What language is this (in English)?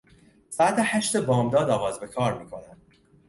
Persian